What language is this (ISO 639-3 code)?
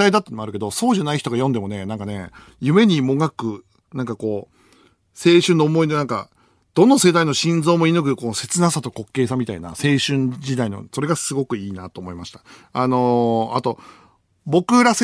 jpn